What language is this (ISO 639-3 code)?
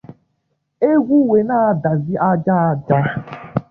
ibo